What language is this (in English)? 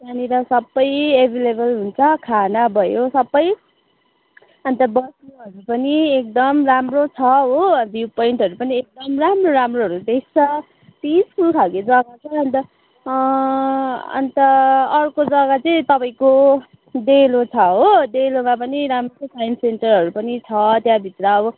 Nepali